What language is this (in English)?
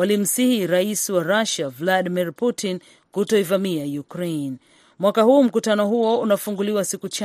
Swahili